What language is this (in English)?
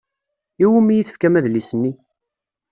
Kabyle